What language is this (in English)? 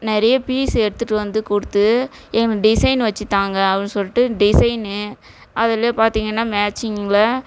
Tamil